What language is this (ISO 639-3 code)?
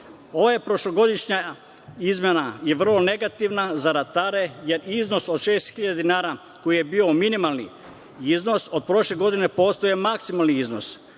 srp